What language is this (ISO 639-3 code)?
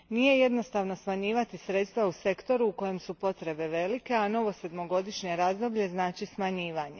hrv